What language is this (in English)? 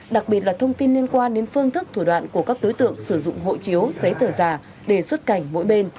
Vietnamese